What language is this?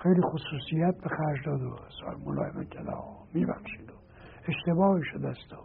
Persian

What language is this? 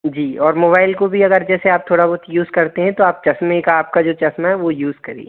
Hindi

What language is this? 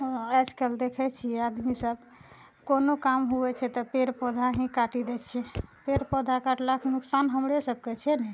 Maithili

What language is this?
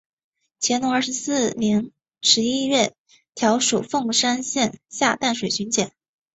Chinese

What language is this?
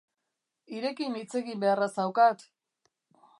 Basque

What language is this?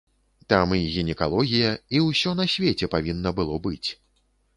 Belarusian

